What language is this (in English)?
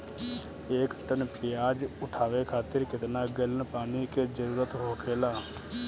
Bhojpuri